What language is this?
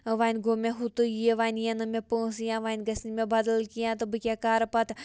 Kashmiri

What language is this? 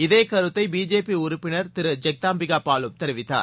Tamil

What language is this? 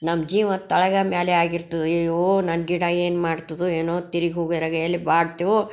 Kannada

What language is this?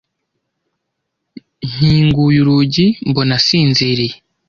Kinyarwanda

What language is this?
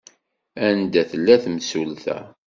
Kabyle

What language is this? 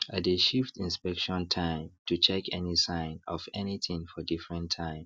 Nigerian Pidgin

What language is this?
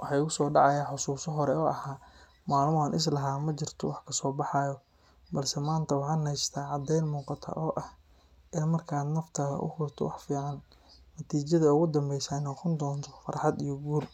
Somali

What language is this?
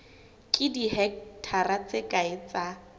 Southern Sotho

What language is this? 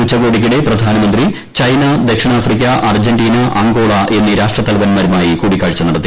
Malayalam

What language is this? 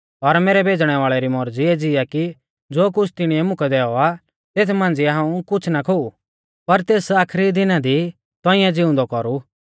Mahasu Pahari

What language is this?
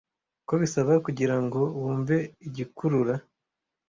Kinyarwanda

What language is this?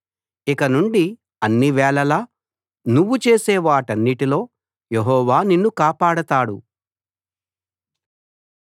Telugu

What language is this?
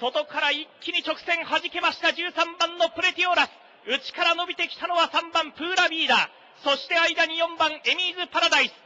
Japanese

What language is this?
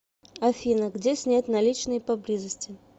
Russian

